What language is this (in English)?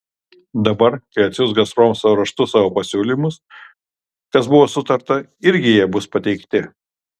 Lithuanian